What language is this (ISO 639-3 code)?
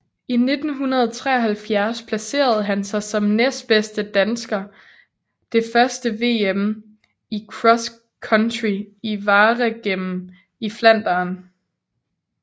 dan